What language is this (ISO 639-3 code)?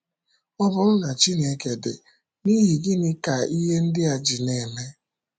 ibo